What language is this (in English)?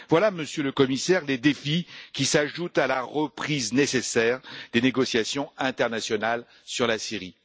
French